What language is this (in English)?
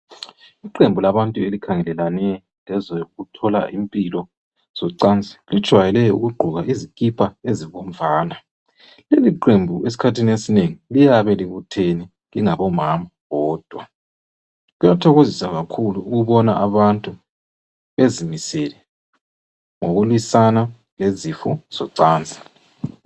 North Ndebele